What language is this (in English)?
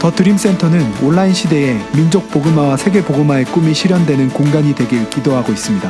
Korean